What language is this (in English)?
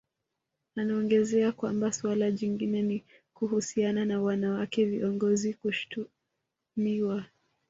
Swahili